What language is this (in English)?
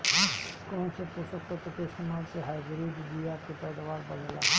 Bhojpuri